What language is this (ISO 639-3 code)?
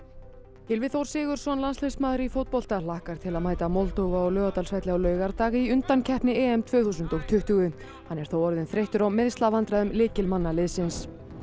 isl